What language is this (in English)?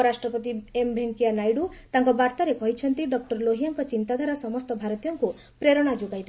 Odia